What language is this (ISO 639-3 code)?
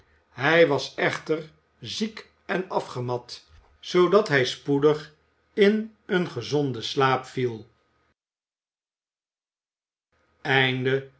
nld